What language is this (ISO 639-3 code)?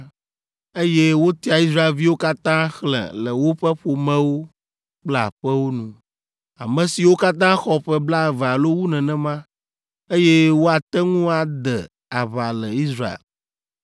ewe